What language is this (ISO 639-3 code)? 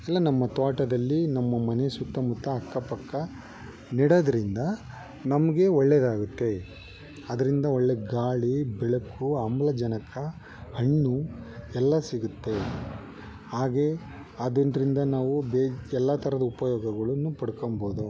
kan